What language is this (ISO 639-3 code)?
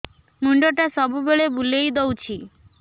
ori